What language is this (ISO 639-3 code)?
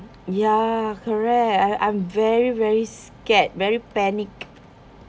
eng